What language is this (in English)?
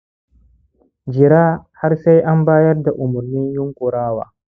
Hausa